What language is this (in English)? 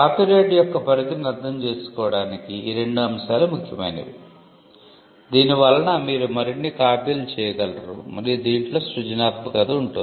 Telugu